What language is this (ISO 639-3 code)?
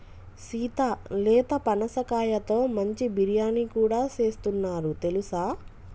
tel